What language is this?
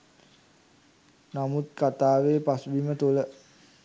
Sinhala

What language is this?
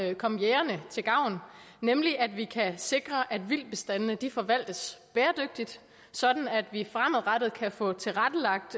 Danish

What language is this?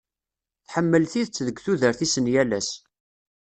Kabyle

